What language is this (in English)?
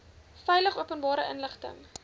Afrikaans